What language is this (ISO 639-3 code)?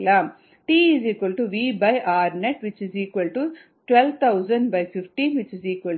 tam